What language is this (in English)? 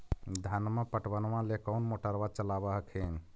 Magahi